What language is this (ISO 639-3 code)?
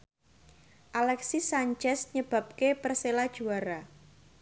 jav